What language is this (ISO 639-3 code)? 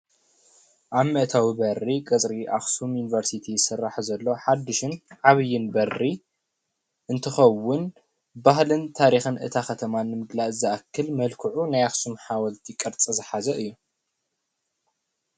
tir